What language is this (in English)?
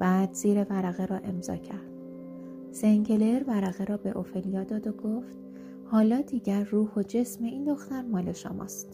Persian